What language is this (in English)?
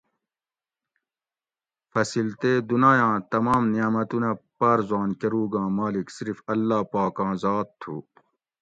Gawri